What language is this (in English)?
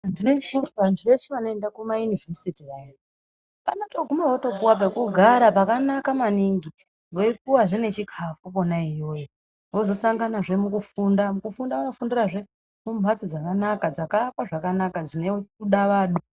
Ndau